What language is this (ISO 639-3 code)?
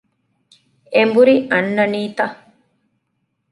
div